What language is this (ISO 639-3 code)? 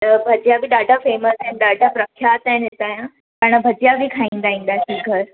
snd